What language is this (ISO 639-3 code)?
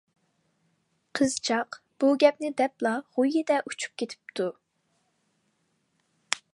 uig